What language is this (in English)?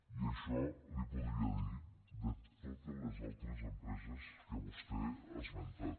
Catalan